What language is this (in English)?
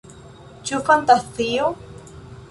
Esperanto